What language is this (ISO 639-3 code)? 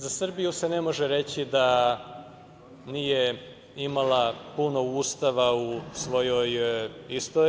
srp